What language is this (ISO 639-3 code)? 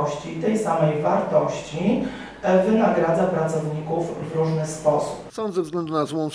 pol